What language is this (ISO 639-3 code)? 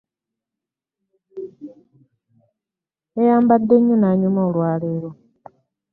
lug